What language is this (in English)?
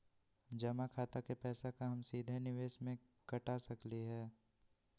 Magahi